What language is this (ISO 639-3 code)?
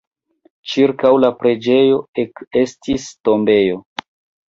epo